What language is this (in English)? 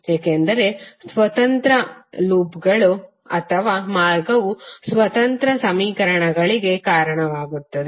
Kannada